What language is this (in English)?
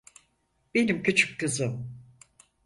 Turkish